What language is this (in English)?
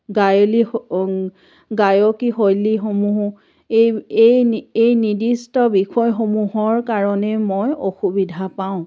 Assamese